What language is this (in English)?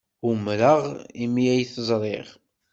Kabyle